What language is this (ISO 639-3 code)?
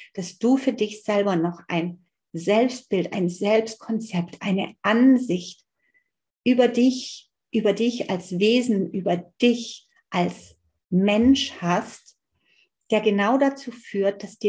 deu